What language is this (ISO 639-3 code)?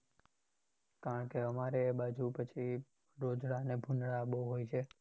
guj